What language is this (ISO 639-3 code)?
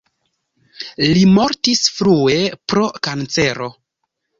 epo